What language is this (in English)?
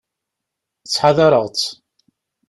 Kabyle